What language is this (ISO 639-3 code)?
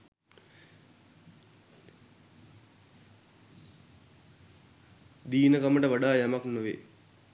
sin